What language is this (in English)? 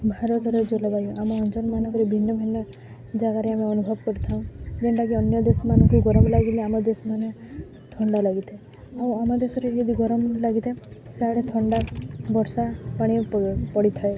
Odia